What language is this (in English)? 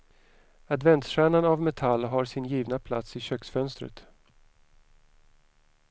Swedish